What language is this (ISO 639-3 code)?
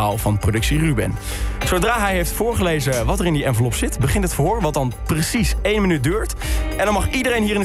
nld